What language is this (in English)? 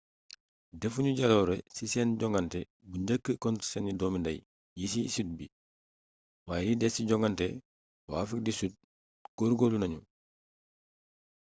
Wolof